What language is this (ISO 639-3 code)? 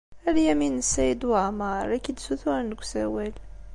kab